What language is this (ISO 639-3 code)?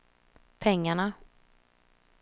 swe